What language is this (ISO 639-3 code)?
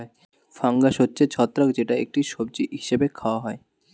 ben